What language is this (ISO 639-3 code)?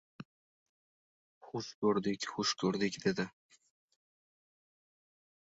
uzb